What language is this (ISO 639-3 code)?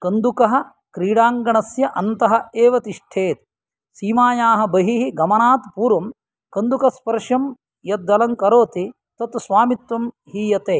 san